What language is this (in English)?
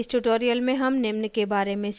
Hindi